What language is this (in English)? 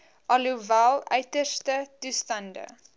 Afrikaans